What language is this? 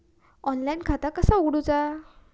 Marathi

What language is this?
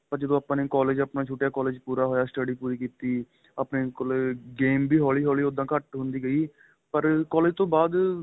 Punjabi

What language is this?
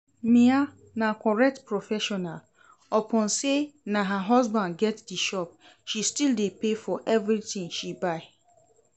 Nigerian Pidgin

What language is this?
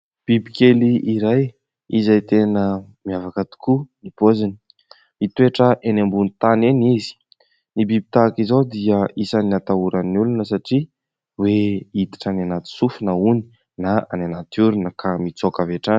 Malagasy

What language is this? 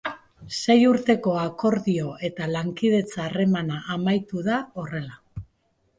Basque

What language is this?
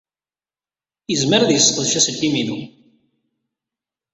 Kabyle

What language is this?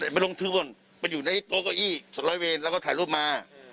Thai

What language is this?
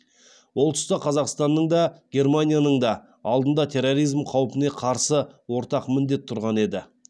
Kazakh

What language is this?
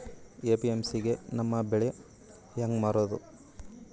Kannada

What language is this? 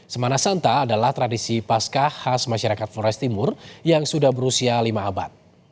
Indonesian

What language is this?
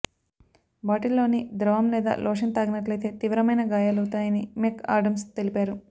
Telugu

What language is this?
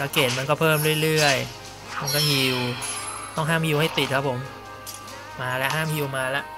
Thai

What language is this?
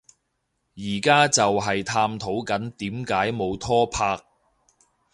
Cantonese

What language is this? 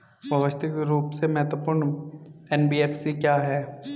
Hindi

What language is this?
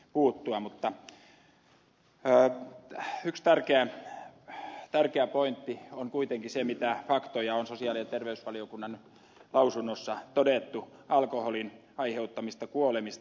Finnish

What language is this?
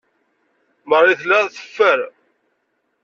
Kabyle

